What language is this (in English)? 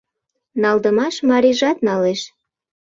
Mari